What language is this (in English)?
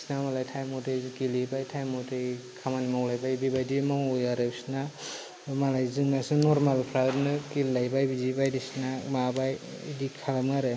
Bodo